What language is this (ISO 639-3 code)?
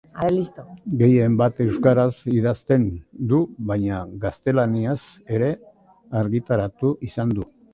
eus